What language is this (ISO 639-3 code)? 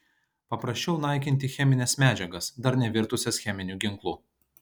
lit